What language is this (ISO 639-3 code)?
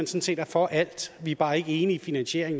dan